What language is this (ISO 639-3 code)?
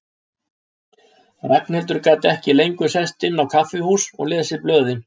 isl